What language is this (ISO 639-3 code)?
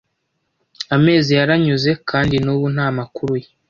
kin